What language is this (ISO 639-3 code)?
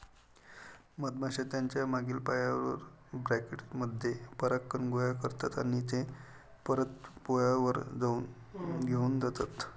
mar